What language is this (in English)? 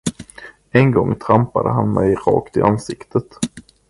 Swedish